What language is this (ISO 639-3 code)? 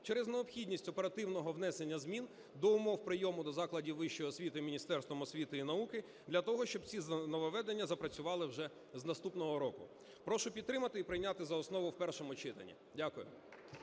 ukr